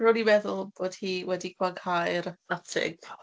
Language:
Welsh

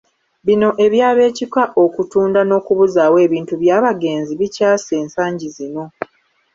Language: Ganda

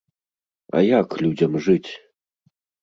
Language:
Belarusian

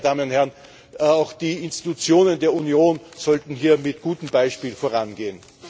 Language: German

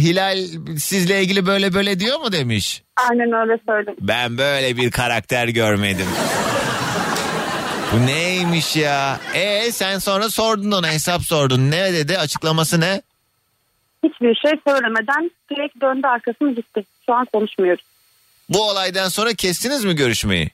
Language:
Turkish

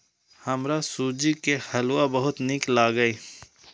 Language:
Maithili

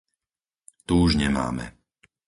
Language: Slovak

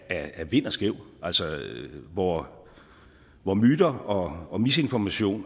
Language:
Danish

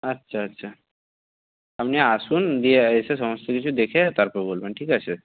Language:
Bangla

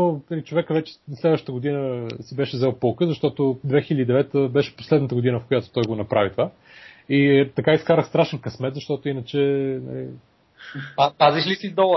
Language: Bulgarian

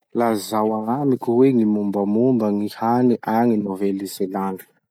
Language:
Masikoro Malagasy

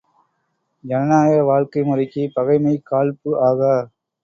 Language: Tamil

